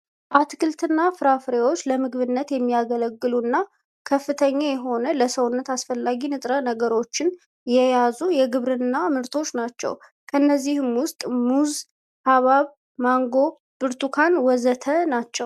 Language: Amharic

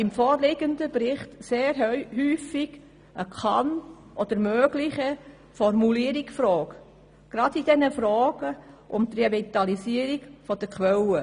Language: Swiss German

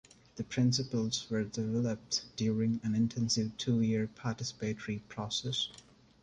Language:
English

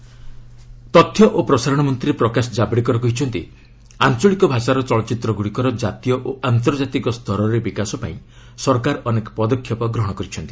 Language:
Odia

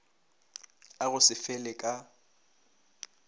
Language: Northern Sotho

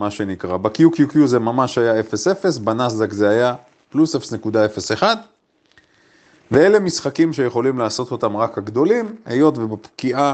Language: Hebrew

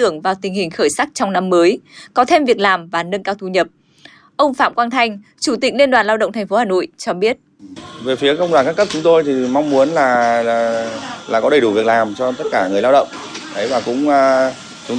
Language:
Vietnamese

